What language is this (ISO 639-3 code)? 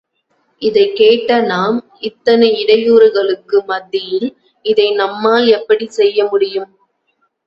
tam